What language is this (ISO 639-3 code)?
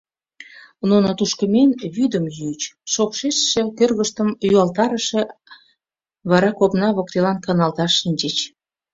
chm